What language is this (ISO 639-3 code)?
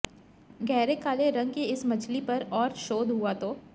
hin